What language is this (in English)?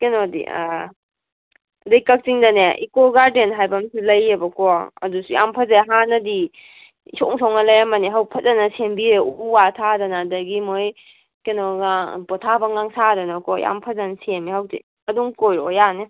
Manipuri